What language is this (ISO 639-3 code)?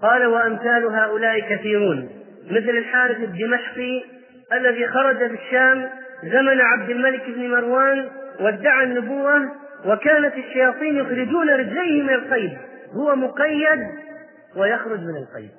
ara